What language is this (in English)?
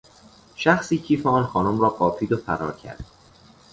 Persian